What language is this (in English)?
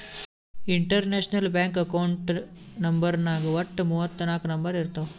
Kannada